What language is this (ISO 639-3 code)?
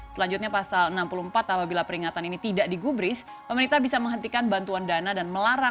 ind